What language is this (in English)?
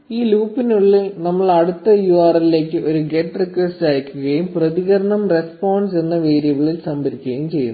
Malayalam